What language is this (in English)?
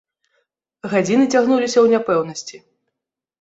Belarusian